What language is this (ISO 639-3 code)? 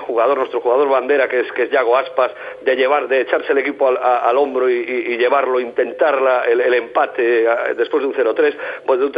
spa